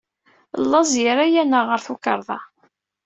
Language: Kabyle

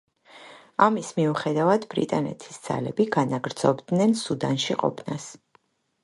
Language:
Georgian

